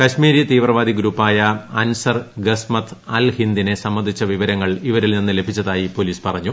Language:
Malayalam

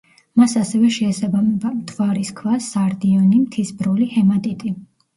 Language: Georgian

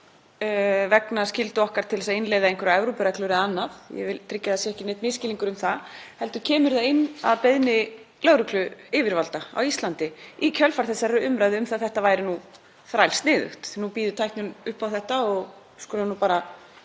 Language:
Icelandic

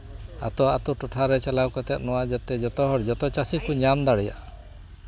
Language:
Santali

